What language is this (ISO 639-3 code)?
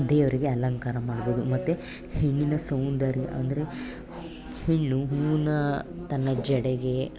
kan